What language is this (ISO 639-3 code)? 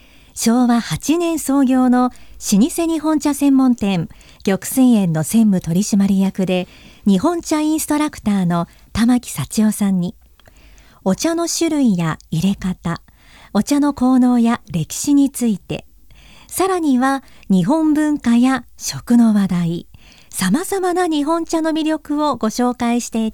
jpn